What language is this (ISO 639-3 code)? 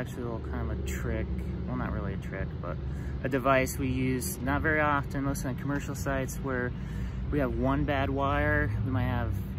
eng